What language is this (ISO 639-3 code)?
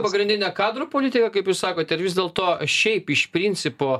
lit